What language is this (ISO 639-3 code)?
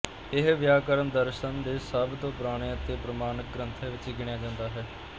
pan